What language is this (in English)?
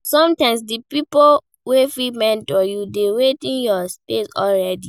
Nigerian Pidgin